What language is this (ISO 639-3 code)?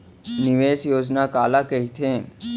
hne